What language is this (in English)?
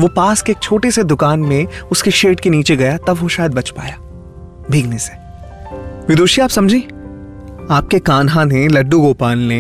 Hindi